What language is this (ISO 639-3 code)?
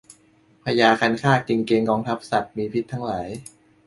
tha